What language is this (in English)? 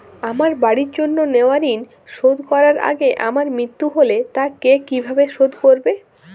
Bangla